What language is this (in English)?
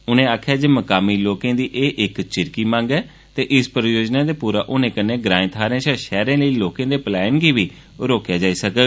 Dogri